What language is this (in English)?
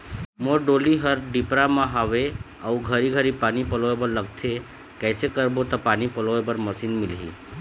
Chhattisgarhi